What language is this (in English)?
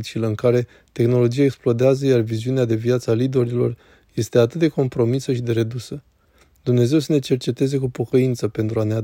Romanian